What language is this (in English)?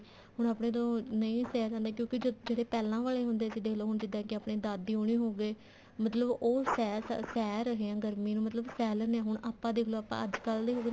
Punjabi